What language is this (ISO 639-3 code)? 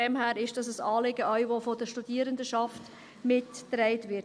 gsw